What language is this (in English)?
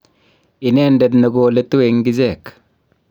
Kalenjin